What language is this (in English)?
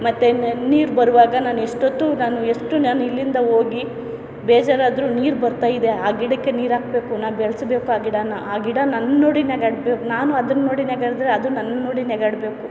Kannada